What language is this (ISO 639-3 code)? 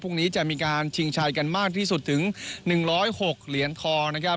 tha